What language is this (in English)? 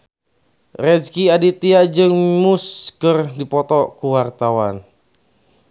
Sundanese